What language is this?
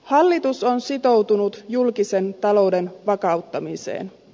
Finnish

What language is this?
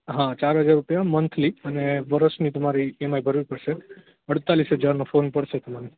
Gujarati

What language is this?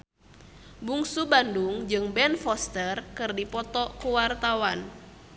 Sundanese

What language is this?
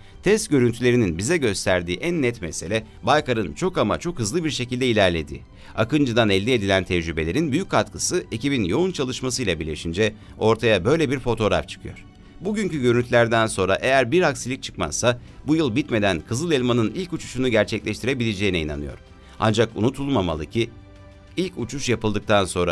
Turkish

